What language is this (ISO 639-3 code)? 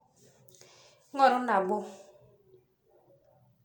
mas